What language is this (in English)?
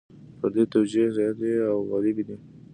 Pashto